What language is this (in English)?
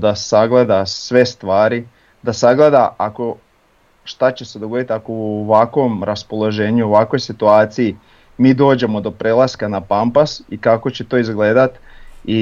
Croatian